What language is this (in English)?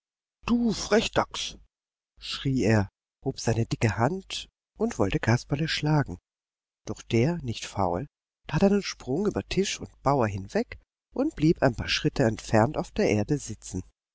German